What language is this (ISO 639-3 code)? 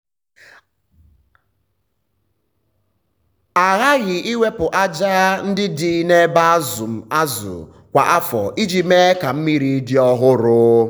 ibo